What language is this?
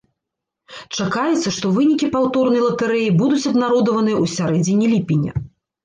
Belarusian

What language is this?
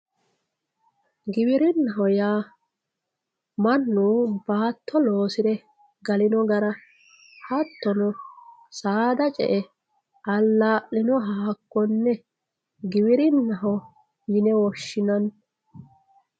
Sidamo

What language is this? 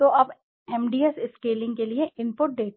Hindi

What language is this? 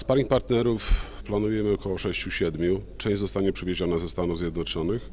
Polish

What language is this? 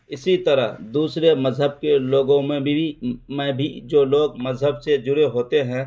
Urdu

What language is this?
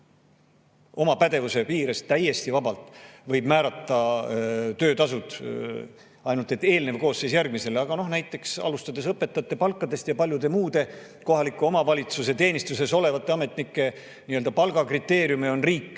Estonian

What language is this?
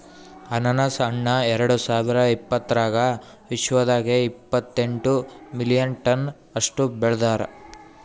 Kannada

